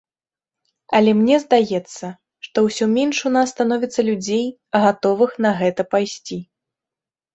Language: Belarusian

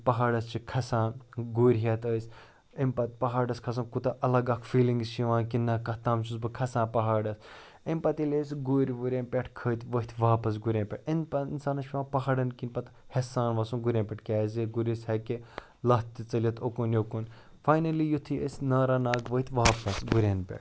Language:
Kashmiri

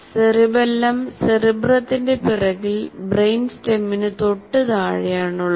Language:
Malayalam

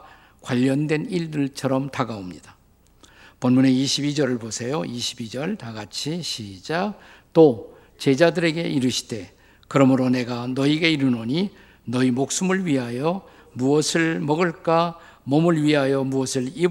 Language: Korean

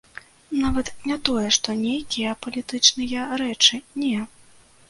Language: Belarusian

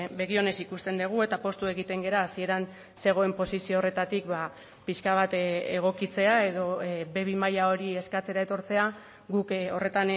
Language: Basque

